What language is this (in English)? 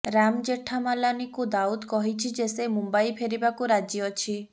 Odia